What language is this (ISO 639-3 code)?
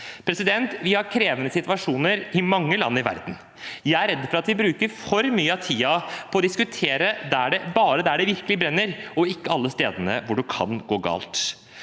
nor